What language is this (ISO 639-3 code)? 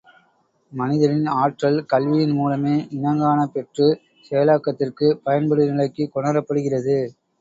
tam